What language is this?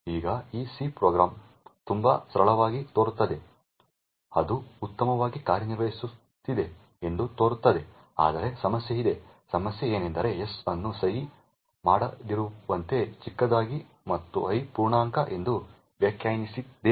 Kannada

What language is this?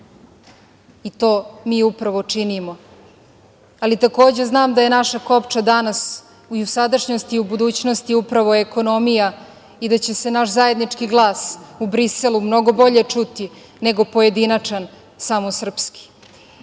Serbian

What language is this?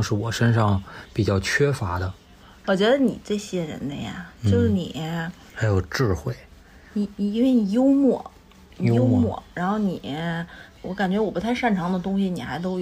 Chinese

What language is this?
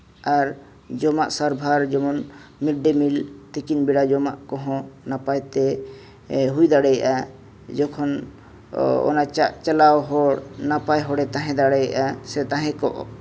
Santali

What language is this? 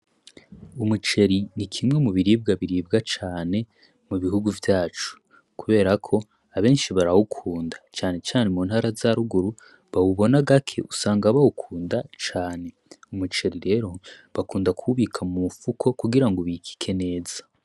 Rundi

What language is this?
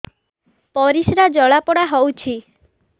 Odia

